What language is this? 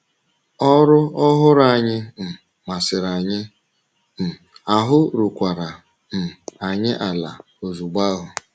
Igbo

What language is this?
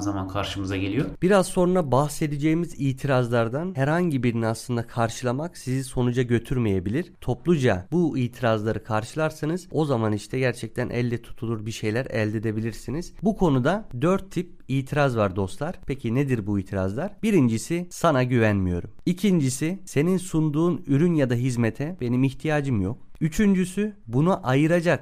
Turkish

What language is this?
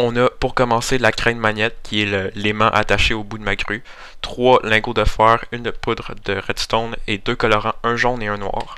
French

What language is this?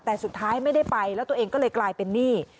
Thai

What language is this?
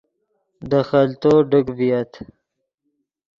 Yidgha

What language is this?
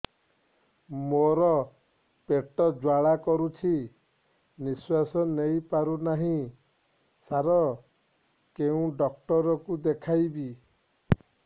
Odia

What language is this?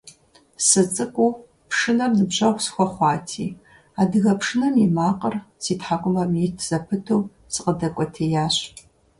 Kabardian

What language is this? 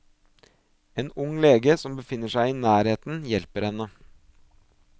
Norwegian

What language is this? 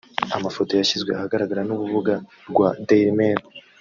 Kinyarwanda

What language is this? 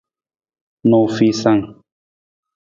Nawdm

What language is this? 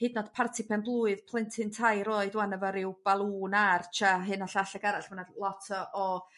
Welsh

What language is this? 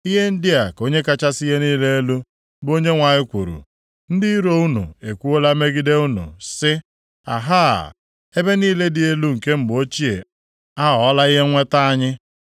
Igbo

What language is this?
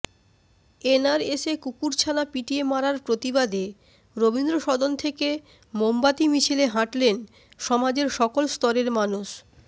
Bangla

